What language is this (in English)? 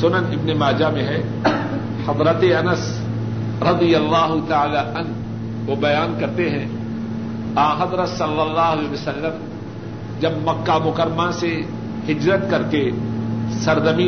Urdu